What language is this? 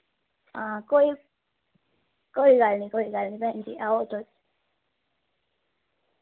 Dogri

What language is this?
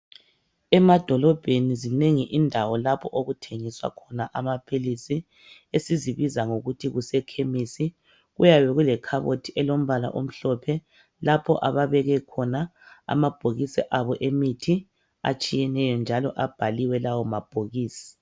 North Ndebele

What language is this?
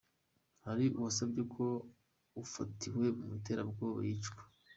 Kinyarwanda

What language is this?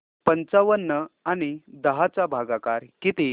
Marathi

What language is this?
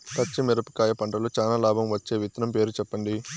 Telugu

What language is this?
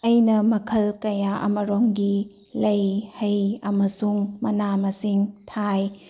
Manipuri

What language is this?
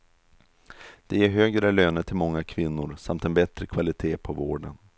Swedish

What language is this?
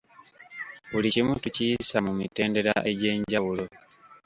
Ganda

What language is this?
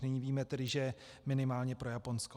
Czech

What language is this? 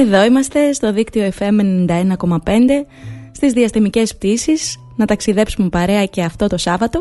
Greek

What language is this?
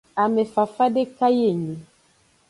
Aja (Benin)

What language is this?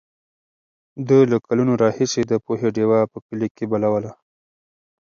Pashto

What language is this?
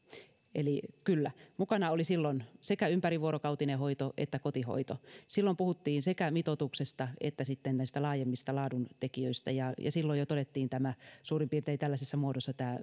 Finnish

